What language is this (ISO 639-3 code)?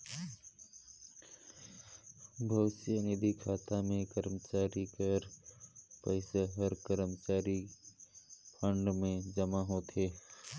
hne